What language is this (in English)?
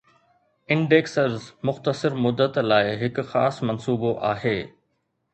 Sindhi